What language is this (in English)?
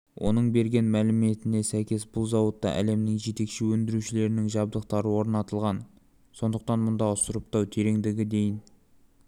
Kazakh